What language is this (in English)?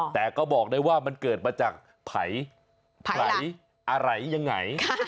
Thai